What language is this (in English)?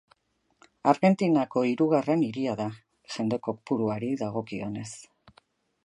Basque